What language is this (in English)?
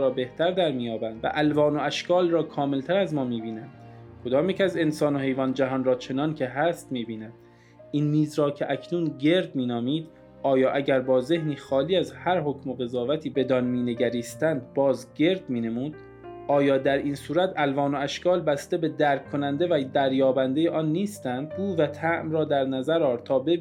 Persian